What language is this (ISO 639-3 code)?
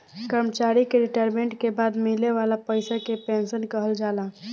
bho